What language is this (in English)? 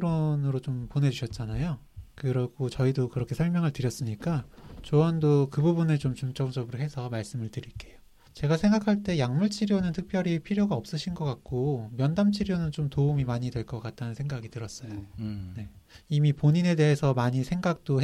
Korean